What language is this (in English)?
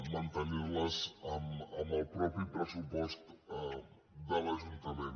Catalan